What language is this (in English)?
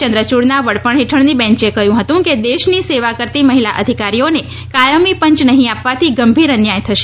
Gujarati